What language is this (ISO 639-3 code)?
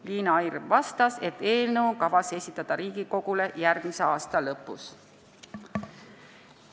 est